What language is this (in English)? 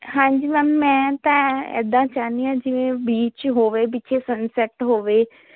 Punjabi